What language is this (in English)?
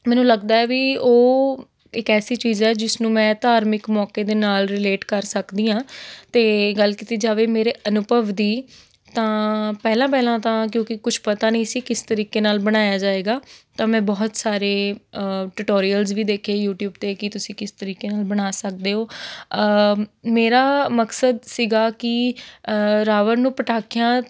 Punjabi